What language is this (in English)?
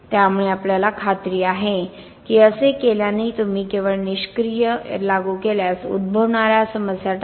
Marathi